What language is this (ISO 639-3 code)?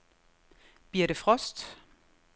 dan